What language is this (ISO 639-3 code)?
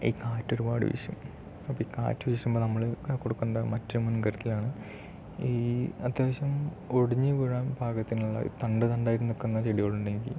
mal